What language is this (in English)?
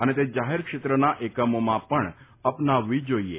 Gujarati